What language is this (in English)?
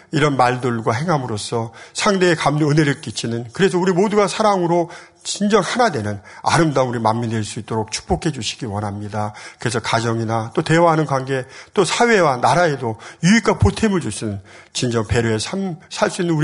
Korean